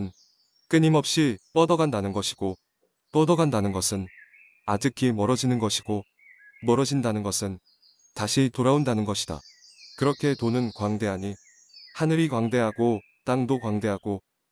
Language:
Korean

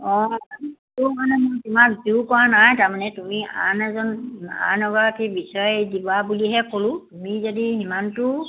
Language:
Assamese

